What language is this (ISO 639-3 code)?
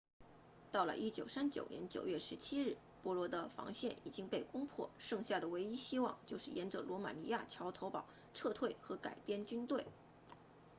zho